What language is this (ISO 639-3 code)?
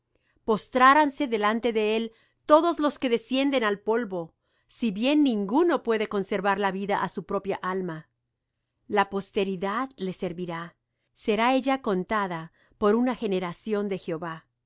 spa